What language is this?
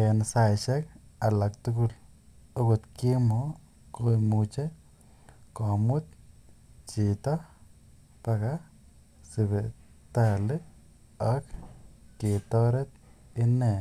Kalenjin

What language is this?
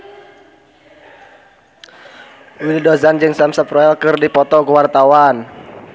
Sundanese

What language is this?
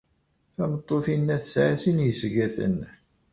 Kabyle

